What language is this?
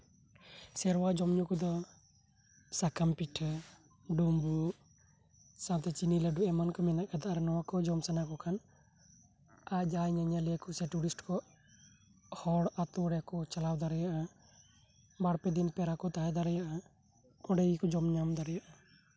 Santali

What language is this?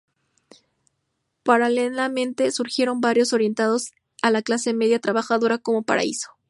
Spanish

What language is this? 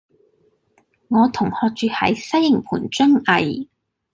Cantonese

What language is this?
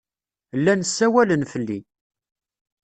Kabyle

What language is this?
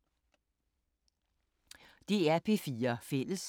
Danish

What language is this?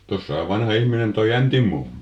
Finnish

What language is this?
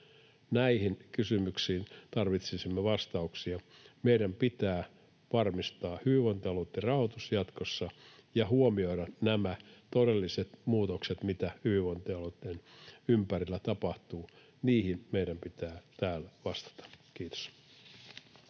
Finnish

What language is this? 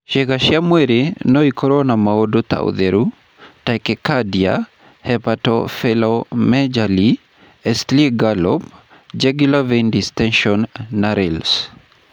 Kikuyu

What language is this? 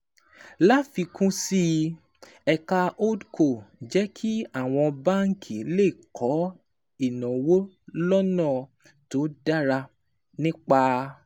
Yoruba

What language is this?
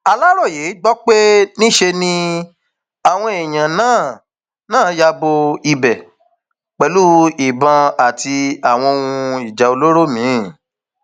Yoruba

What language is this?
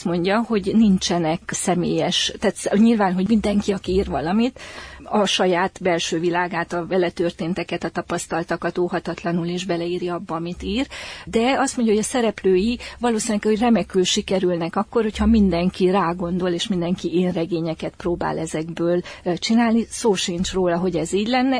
Hungarian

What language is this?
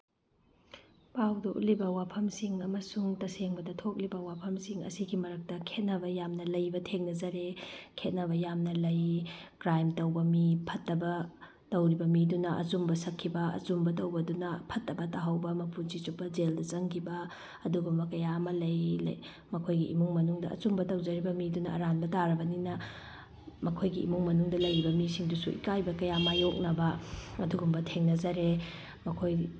Manipuri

